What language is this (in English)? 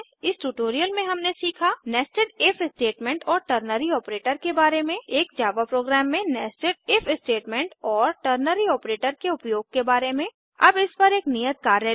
Hindi